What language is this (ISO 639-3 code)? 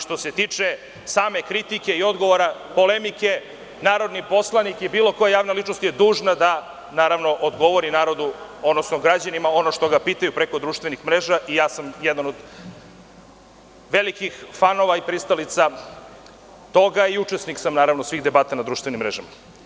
srp